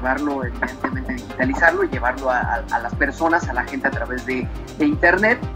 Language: Spanish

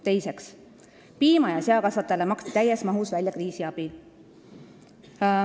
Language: Estonian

